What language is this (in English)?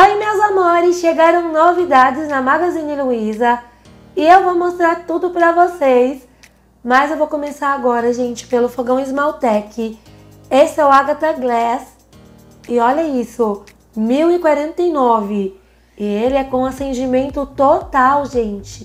Portuguese